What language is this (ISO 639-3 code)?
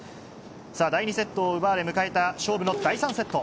jpn